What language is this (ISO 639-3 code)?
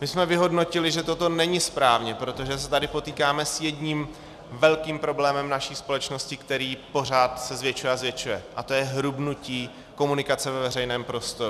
ces